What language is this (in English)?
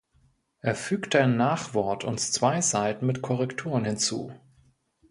German